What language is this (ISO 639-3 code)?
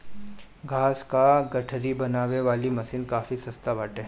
bho